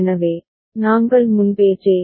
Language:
Tamil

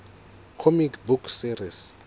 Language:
Southern Sotho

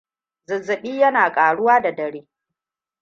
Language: Hausa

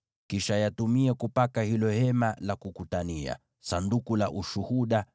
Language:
Swahili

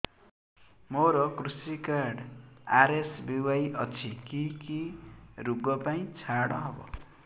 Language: Odia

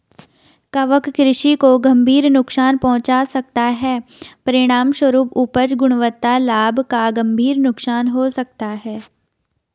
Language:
Hindi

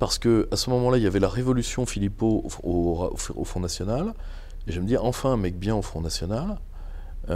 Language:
French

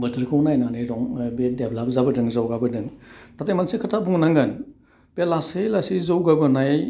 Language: Bodo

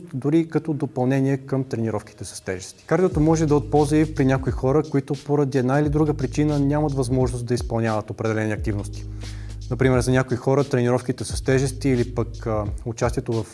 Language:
Bulgarian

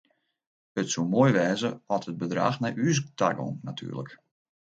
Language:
Western Frisian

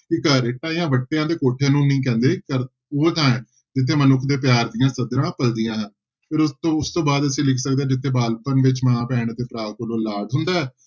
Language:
Punjabi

